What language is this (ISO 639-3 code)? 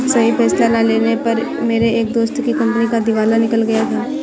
hin